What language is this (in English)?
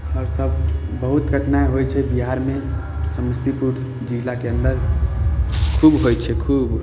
Maithili